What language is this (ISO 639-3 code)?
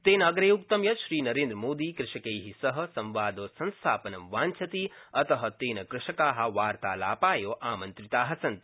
san